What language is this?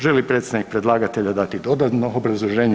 Croatian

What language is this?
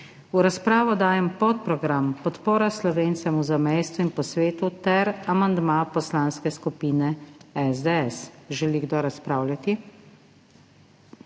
Slovenian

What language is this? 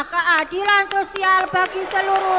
Indonesian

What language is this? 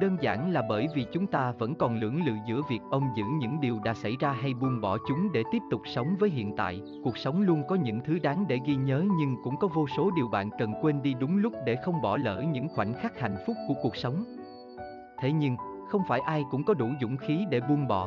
Vietnamese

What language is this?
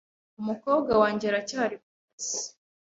Kinyarwanda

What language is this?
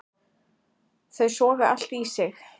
Icelandic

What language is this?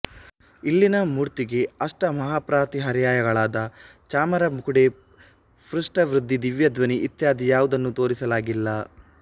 Kannada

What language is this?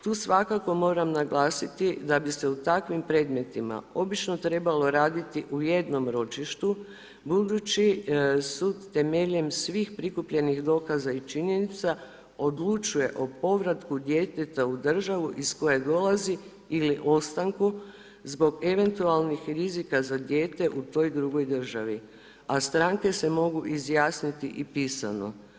Croatian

